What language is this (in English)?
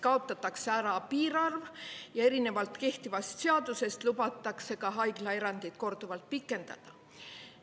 Estonian